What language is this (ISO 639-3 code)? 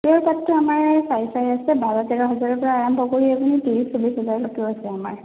asm